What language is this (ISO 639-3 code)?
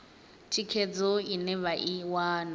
ven